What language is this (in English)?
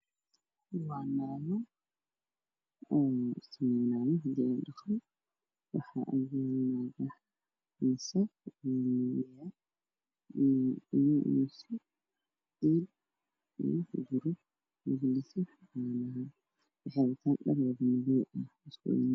Somali